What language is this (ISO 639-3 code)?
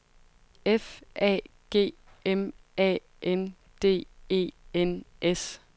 dan